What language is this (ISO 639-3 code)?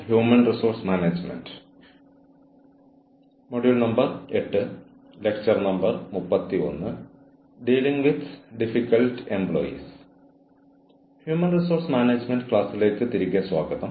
mal